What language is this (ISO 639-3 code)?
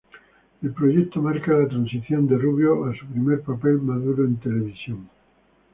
spa